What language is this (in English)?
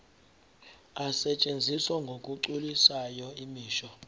Zulu